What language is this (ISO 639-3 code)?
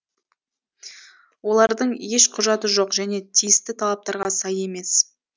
kaz